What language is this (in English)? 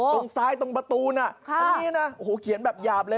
Thai